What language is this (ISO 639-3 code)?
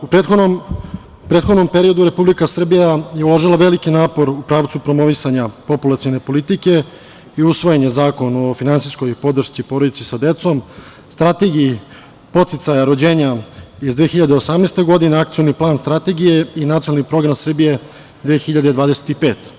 srp